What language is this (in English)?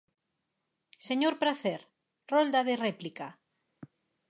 Galician